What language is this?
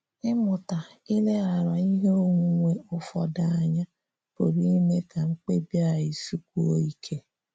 Igbo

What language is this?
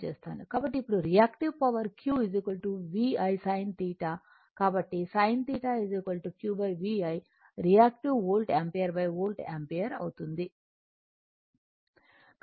Telugu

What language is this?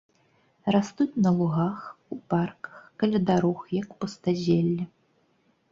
Belarusian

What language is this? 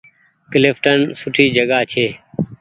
Goaria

